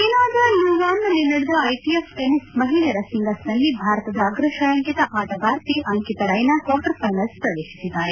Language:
Kannada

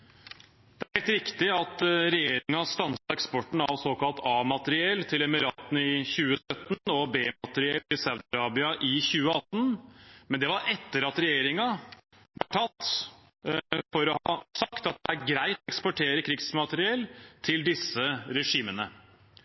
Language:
Norwegian Bokmål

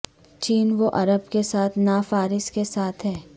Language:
Urdu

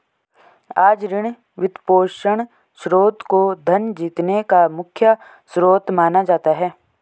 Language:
Hindi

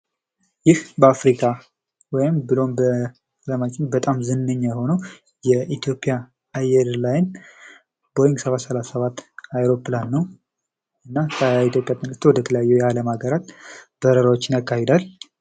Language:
Amharic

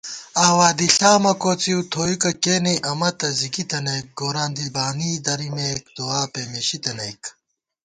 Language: Gawar-Bati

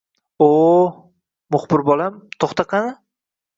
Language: Uzbek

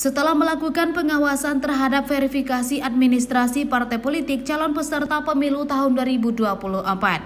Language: Indonesian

